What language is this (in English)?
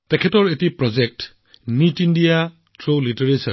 Assamese